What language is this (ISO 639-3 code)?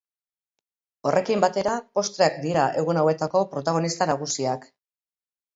eus